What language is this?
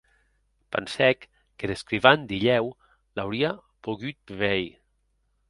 Occitan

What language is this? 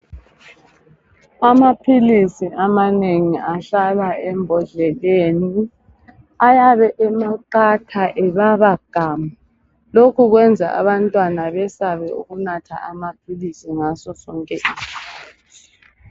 North Ndebele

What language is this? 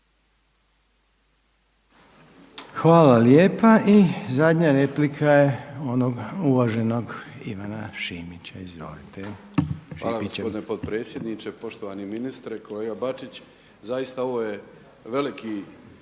Croatian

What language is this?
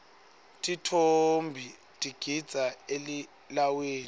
Swati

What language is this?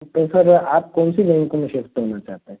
Hindi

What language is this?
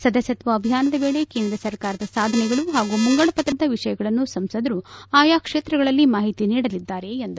Kannada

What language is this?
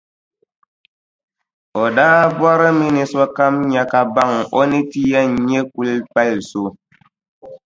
Dagbani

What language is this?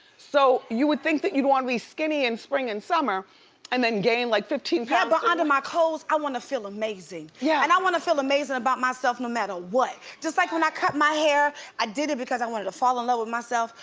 English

